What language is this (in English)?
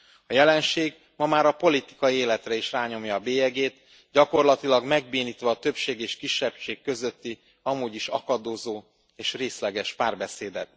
Hungarian